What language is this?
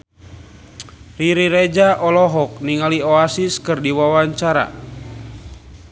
Sundanese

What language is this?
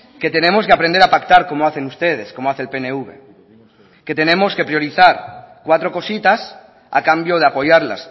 Spanish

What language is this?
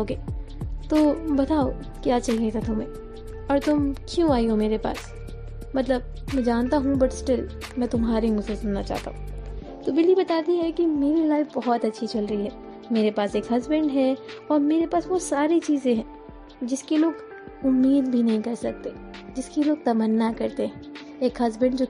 Hindi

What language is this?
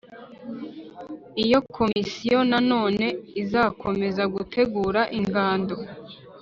Kinyarwanda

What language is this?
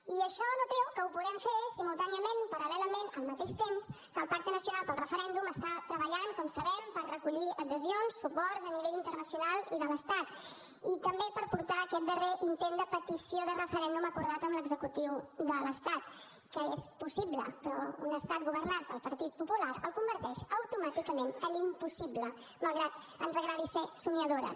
Catalan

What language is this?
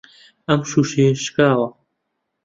Central Kurdish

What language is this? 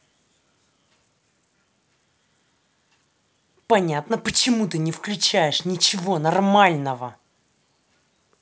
Russian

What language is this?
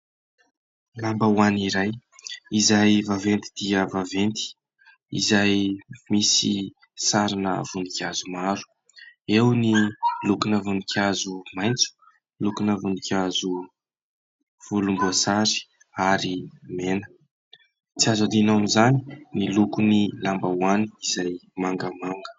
Malagasy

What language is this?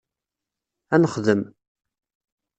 Kabyle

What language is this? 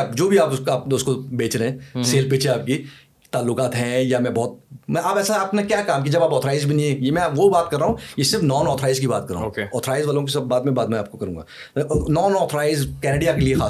Urdu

